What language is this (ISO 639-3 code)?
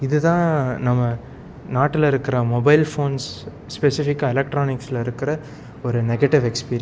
tam